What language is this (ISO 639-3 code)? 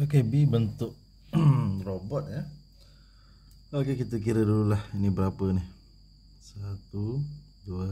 msa